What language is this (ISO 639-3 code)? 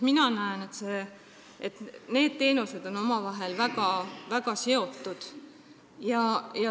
est